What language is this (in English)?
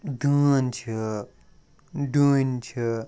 Kashmiri